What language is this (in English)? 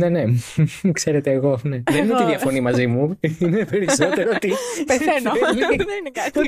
Greek